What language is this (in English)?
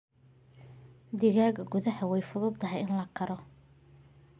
Somali